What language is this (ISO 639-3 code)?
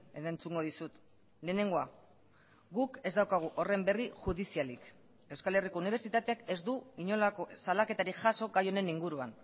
eus